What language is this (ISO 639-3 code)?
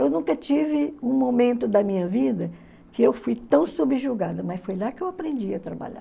por